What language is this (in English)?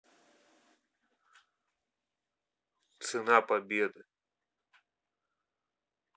Russian